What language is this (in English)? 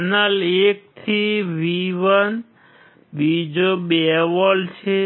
Gujarati